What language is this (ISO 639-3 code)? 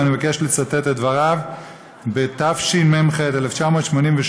heb